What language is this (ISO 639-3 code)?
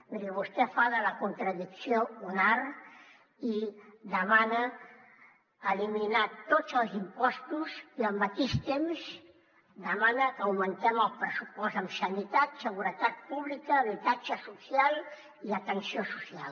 cat